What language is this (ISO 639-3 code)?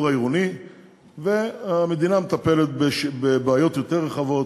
heb